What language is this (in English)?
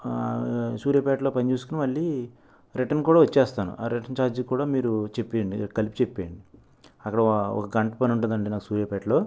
Telugu